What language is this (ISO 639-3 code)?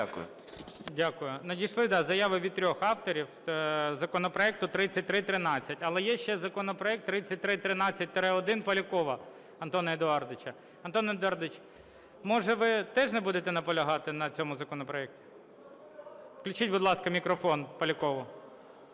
ukr